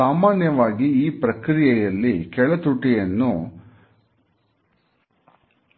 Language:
Kannada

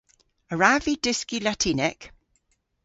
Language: Cornish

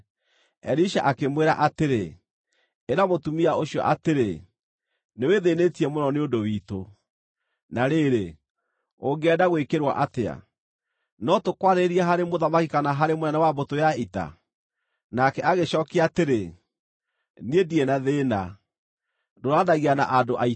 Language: Kikuyu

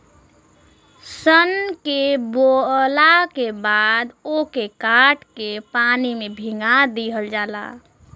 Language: Bhojpuri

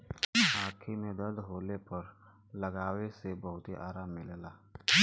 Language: Bhojpuri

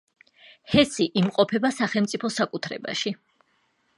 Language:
Georgian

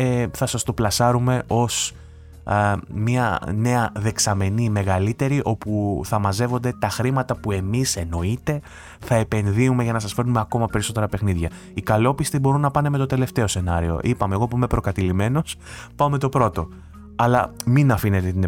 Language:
Greek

